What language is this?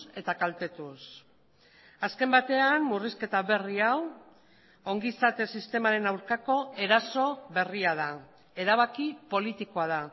Basque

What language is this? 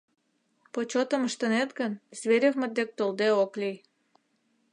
Mari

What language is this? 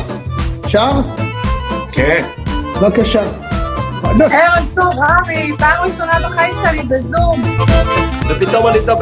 Hebrew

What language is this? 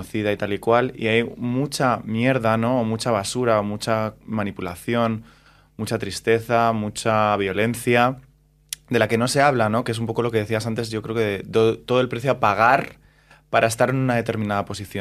Spanish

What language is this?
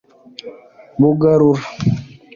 Kinyarwanda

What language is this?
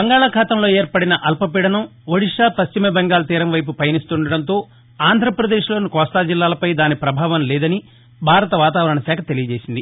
Telugu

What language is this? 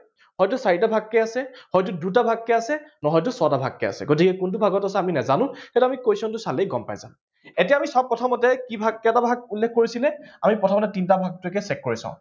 Assamese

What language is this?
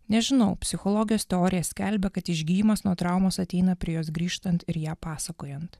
Lithuanian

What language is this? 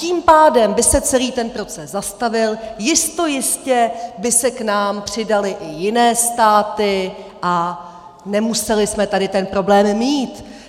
Czech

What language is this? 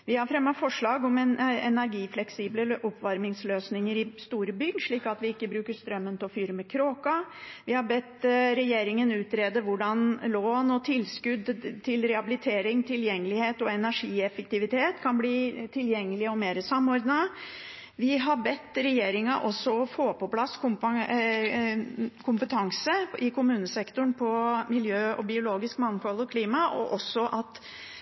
Norwegian Bokmål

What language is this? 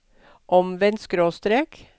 Norwegian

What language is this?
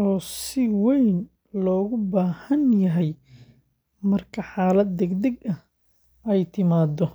Somali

